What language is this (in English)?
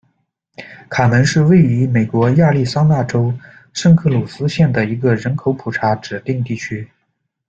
Chinese